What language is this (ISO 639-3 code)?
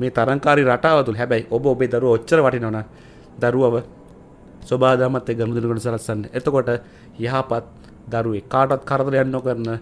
ind